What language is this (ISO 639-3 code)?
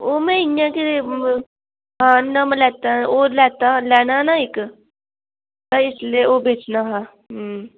doi